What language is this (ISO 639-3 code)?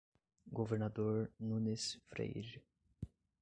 por